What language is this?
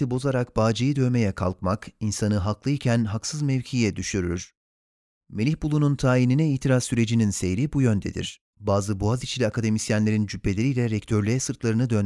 Turkish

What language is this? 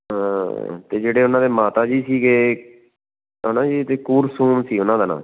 Punjabi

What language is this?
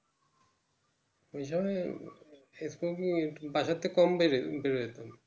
Bangla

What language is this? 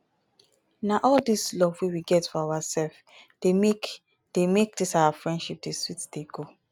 Nigerian Pidgin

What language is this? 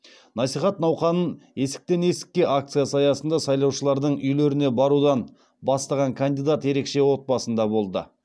Kazakh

